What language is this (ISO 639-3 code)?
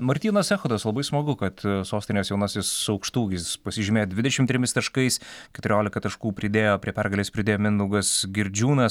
lit